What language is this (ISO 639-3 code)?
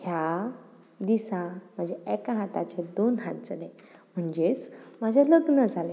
kok